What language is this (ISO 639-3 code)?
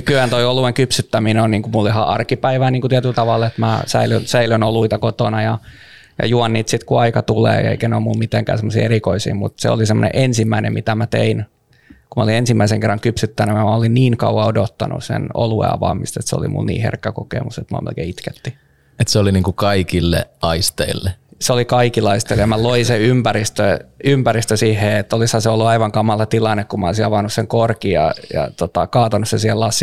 fin